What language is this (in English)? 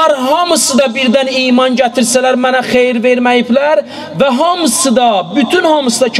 Turkish